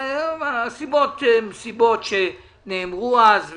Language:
Hebrew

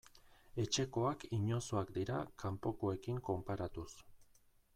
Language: Basque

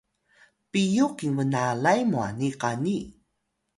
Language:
Atayal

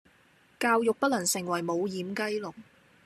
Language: Cantonese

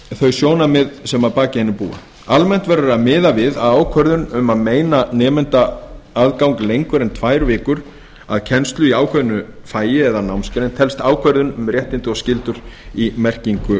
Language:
Icelandic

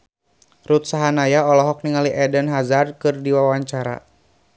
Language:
Sundanese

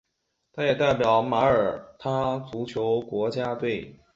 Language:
Chinese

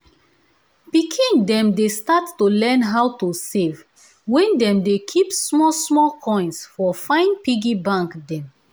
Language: Nigerian Pidgin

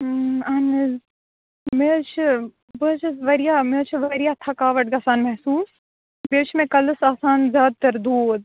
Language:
Kashmiri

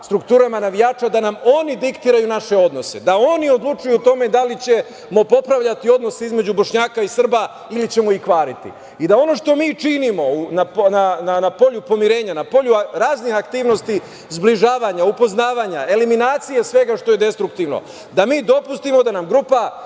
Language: Serbian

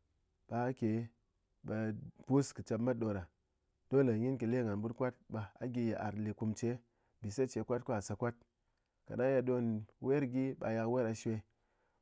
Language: Ngas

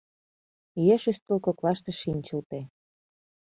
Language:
Mari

